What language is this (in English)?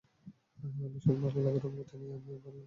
Bangla